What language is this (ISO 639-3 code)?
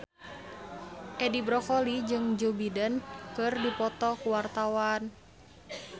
sun